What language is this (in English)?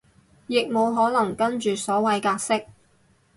Cantonese